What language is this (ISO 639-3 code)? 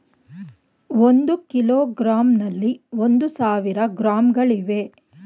kan